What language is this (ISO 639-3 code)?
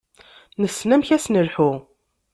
kab